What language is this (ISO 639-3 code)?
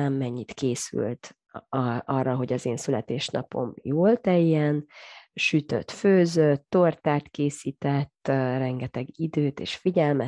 hun